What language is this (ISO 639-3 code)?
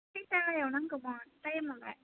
brx